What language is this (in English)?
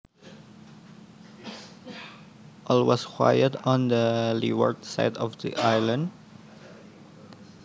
Javanese